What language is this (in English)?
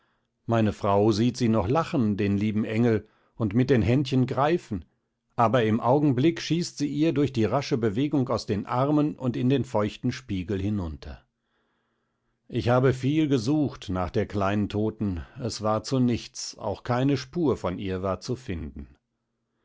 German